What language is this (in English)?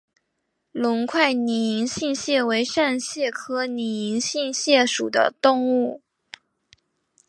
Chinese